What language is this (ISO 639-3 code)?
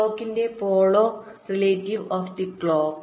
mal